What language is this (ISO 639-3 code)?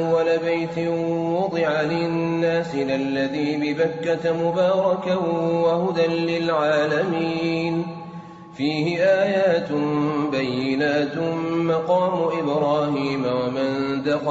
ara